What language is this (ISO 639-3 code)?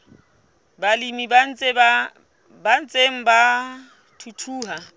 sot